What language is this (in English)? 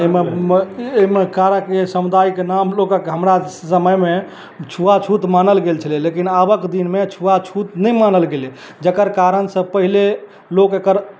Maithili